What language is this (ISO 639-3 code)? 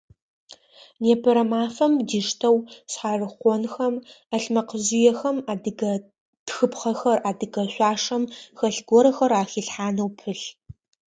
ady